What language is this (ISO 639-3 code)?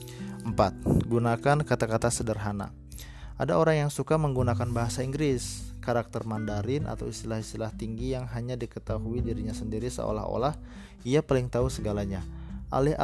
ind